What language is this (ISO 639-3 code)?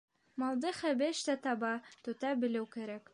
bak